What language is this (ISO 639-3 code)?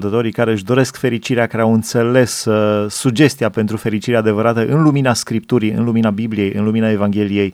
ron